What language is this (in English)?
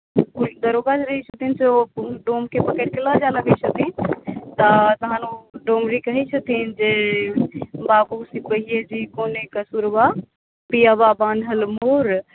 Maithili